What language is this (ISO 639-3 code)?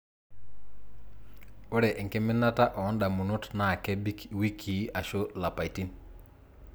mas